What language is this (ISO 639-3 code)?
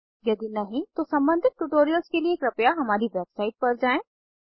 hin